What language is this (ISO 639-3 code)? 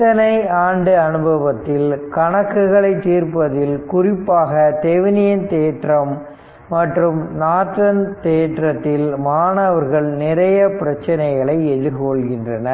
tam